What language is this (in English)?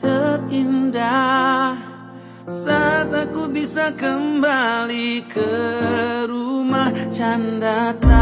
Indonesian